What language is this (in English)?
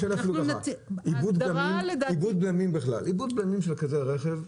Hebrew